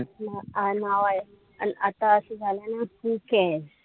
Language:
Marathi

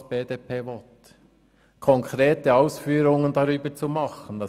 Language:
Swiss German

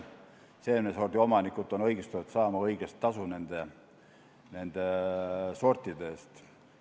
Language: Estonian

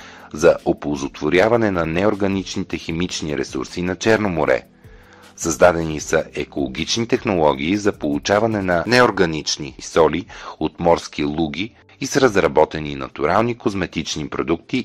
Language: Bulgarian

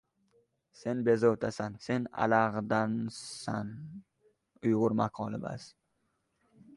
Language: Uzbek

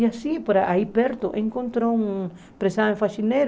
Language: Portuguese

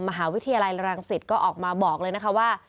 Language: Thai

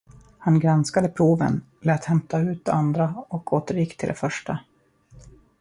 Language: Swedish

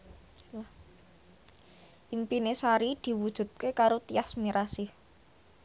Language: Javanese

